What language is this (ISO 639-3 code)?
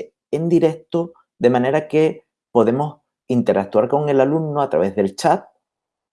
spa